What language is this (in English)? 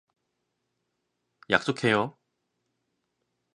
Korean